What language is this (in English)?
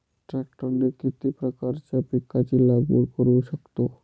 Marathi